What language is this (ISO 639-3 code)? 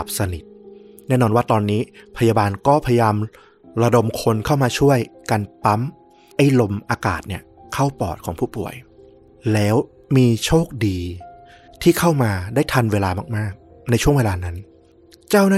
tha